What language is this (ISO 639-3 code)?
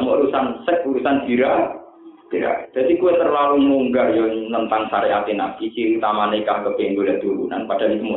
ind